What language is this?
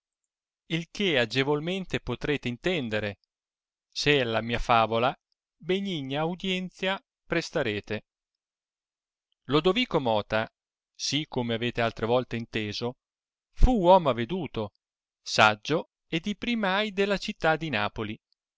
Italian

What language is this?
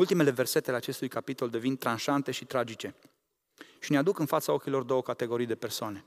Romanian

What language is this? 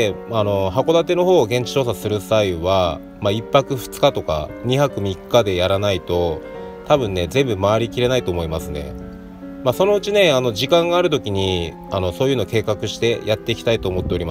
Japanese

